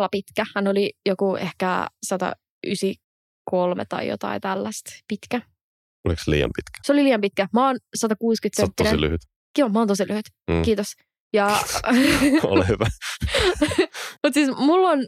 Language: Finnish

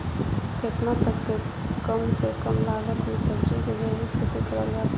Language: Bhojpuri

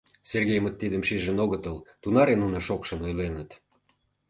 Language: Mari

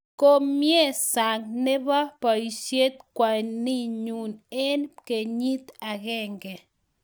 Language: Kalenjin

